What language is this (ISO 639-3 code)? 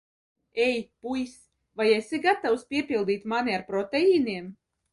lav